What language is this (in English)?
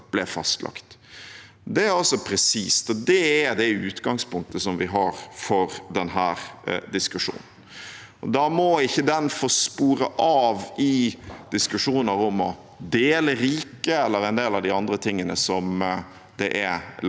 Norwegian